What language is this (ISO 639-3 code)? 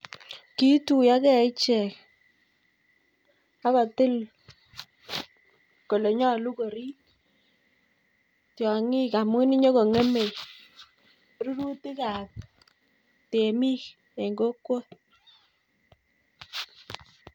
kln